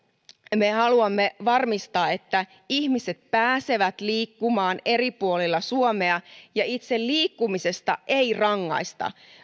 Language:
Finnish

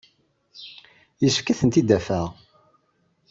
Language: Kabyle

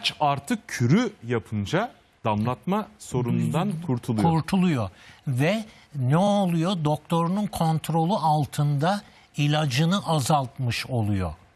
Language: Turkish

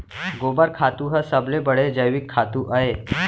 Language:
Chhattisgarhi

